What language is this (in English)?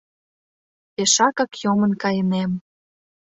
Mari